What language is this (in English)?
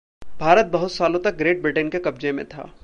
Hindi